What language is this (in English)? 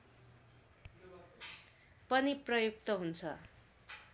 Nepali